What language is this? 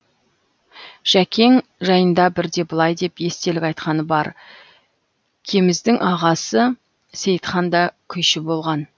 Kazakh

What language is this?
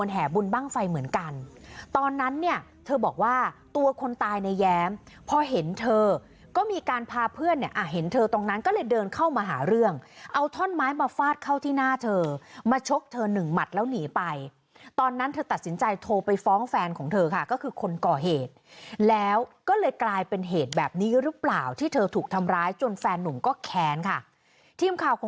Thai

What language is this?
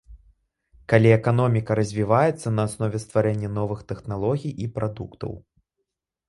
Belarusian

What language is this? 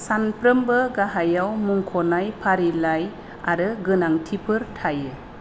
Bodo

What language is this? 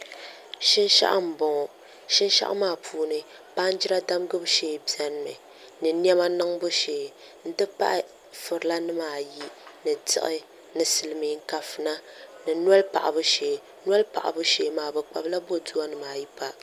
Dagbani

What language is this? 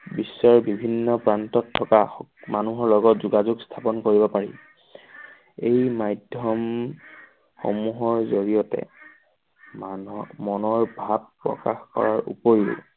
Assamese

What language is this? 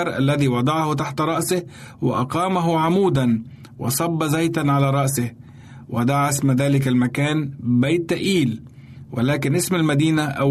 Arabic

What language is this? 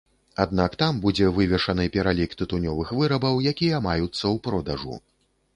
Belarusian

